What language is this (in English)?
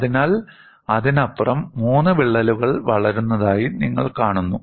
Malayalam